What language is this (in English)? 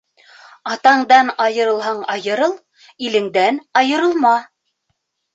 Bashkir